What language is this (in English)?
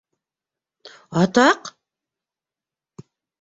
Bashkir